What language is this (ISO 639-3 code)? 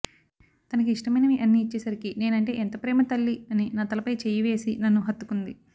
tel